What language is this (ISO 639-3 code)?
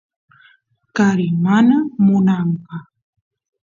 qus